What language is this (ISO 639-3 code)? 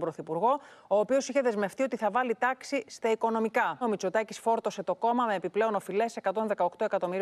ell